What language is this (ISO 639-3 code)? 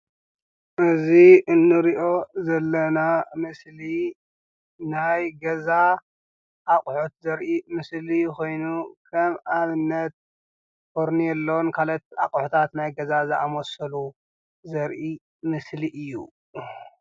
tir